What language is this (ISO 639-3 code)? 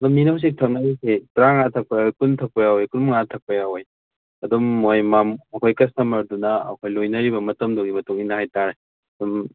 mni